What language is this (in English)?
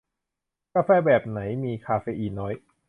Thai